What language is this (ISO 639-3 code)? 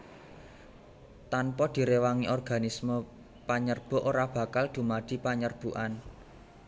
jav